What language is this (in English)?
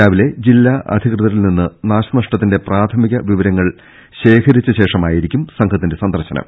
Malayalam